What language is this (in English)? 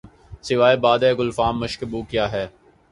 Urdu